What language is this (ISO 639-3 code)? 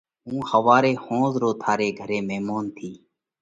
kvx